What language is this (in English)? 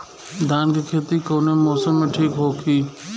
Bhojpuri